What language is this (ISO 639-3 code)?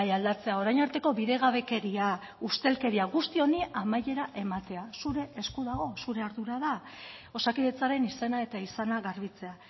eus